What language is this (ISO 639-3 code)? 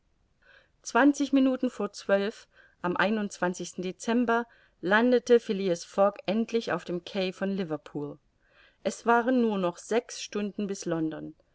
deu